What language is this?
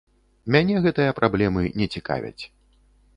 Belarusian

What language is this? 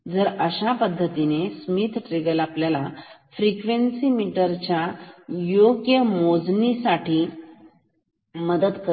Marathi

